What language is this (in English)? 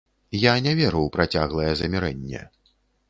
Belarusian